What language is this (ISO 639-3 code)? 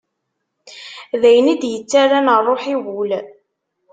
kab